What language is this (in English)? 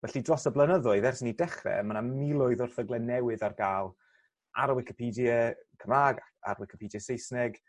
Welsh